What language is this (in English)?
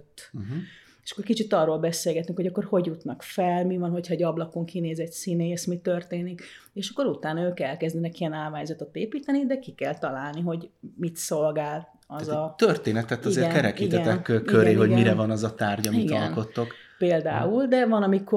Hungarian